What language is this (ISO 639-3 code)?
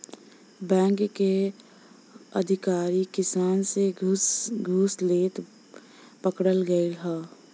bho